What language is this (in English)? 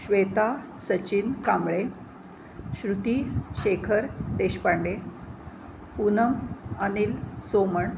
Marathi